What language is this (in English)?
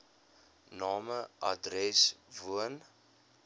Afrikaans